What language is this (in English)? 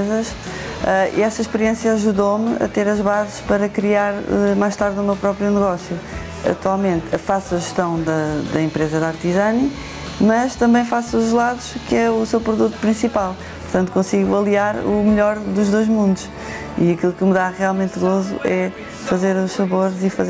Portuguese